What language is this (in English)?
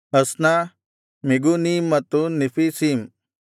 Kannada